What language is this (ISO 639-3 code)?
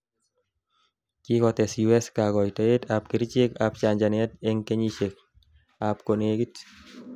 kln